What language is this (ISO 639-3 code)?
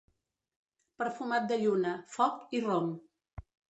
cat